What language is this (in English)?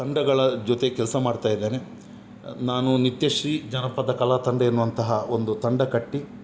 Kannada